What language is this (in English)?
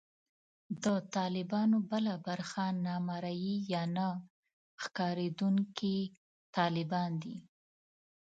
Pashto